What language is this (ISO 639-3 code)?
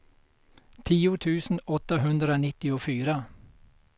swe